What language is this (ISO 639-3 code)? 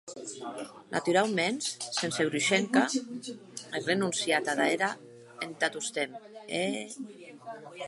oci